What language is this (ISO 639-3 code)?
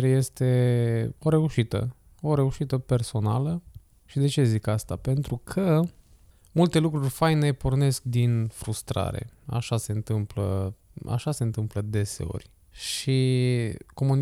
ron